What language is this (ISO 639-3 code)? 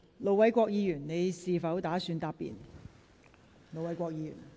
yue